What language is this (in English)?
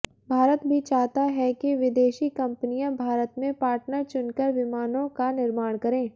Hindi